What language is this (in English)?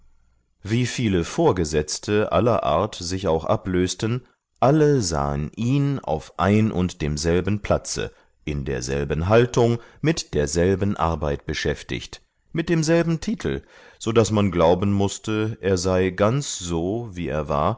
German